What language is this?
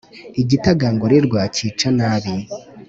Kinyarwanda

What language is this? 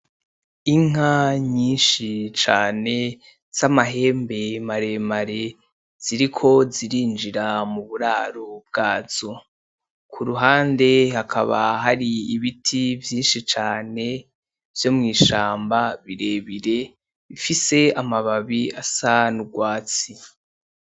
Rundi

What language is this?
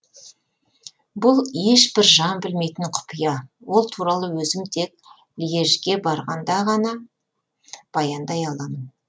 Kazakh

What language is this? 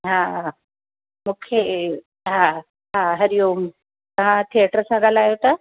Sindhi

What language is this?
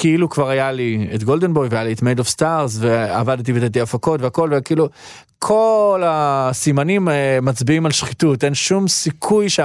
Hebrew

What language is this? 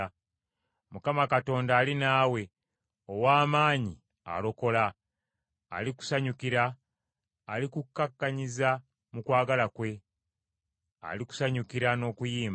Ganda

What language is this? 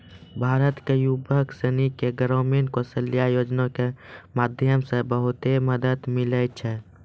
Maithili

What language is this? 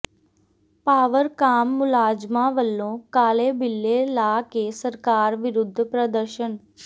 Punjabi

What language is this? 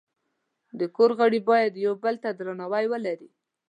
Pashto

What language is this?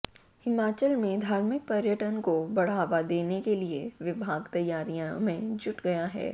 Hindi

